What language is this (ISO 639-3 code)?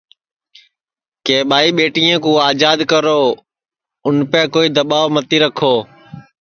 ssi